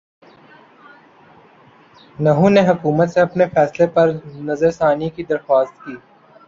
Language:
Urdu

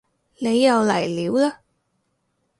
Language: Cantonese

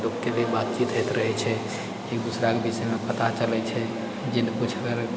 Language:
Maithili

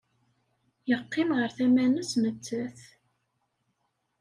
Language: Kabyle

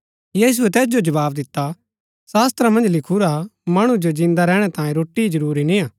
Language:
Gaddi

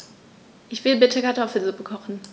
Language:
German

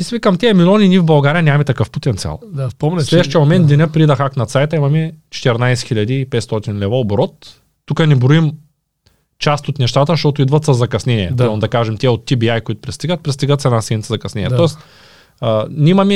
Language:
Bulgarian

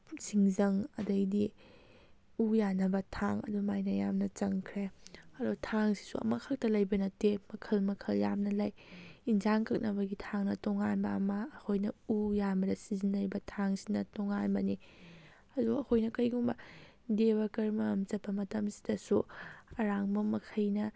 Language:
Manipuri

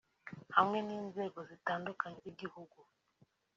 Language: Kinyarwanda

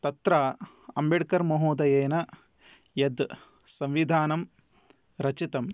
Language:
Sanskrit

